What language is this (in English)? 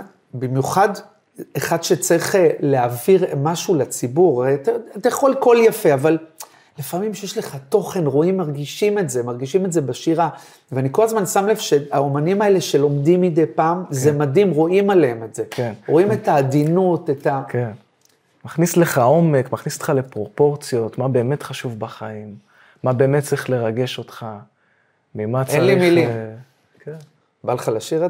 Hebrew